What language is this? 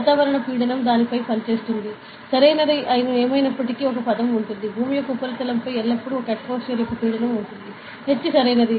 Telugu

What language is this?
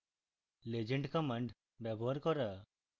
Bangla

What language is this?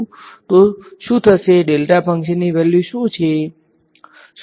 Gujarati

